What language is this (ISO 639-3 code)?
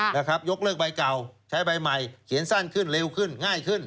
tha